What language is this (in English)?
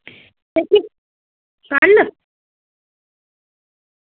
Dogri